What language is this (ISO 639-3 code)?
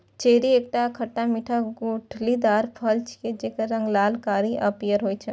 mai